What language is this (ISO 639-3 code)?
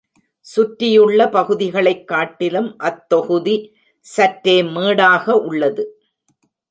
tam